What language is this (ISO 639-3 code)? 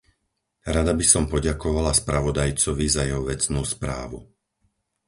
slk